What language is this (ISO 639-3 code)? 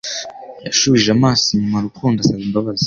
kin